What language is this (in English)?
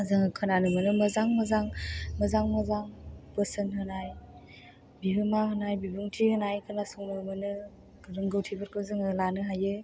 Bodo